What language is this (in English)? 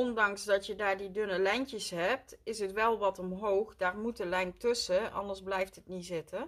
Dutch